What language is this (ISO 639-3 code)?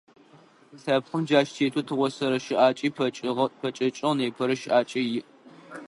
ady